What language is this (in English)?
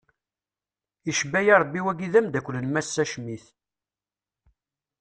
Kabyle